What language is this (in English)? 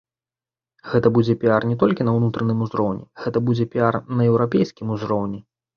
Belarusian